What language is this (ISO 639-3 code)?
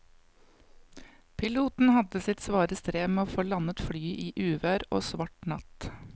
nor